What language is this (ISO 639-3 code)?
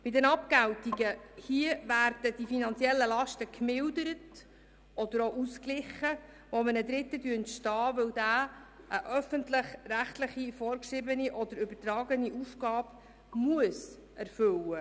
gsw